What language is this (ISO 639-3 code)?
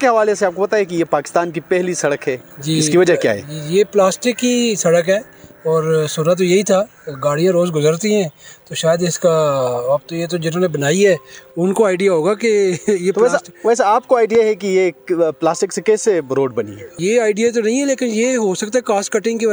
urd